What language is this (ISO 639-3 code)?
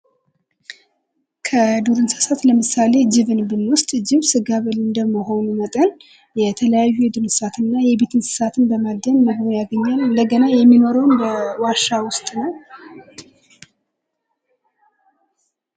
amh